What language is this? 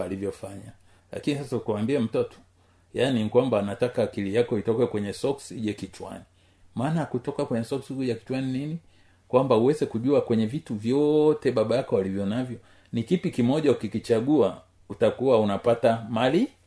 Swahili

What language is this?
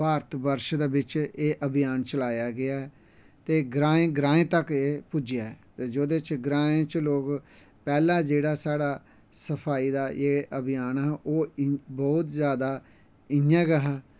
Dogri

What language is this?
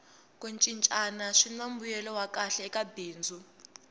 Tsonga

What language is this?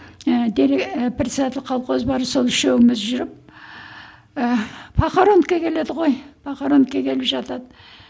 Kazakh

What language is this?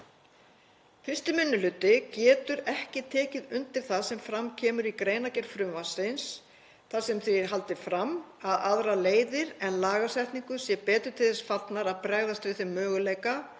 Icelandic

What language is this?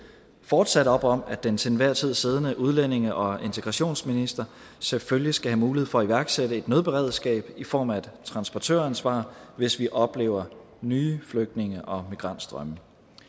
Danish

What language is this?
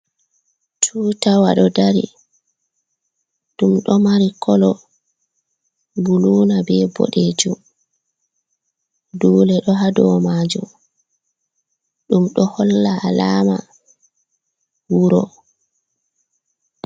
Fula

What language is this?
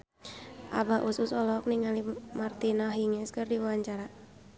Sundanese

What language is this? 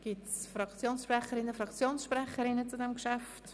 Swiss German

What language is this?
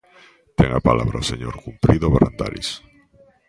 Galician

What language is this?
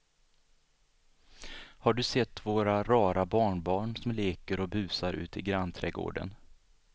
Swedish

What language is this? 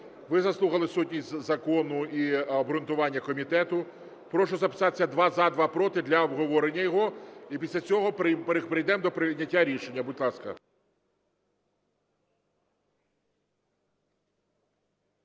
Ukrainian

